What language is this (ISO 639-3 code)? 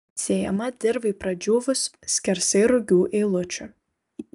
lit